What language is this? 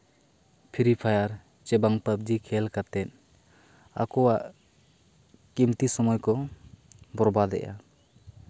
Santali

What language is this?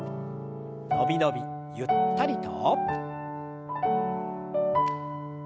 Japanese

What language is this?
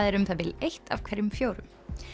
Icelandic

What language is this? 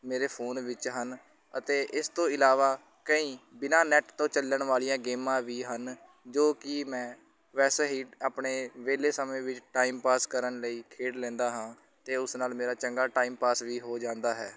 Punjabi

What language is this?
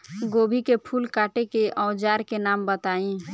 Bhojpuri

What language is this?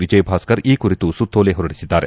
Kannada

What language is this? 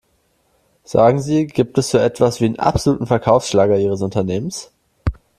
German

